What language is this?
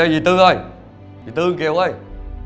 Vietnamese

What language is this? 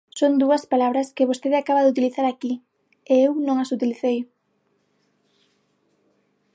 Galician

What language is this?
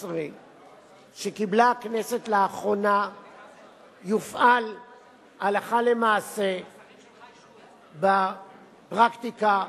Hebrew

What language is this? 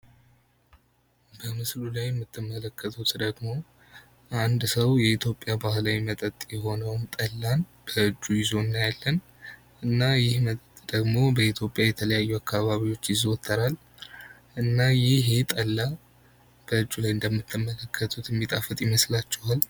Amharic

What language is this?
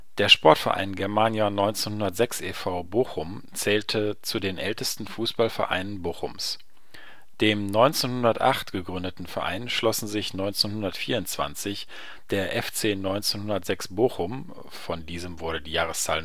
German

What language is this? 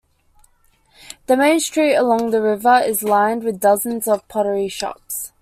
English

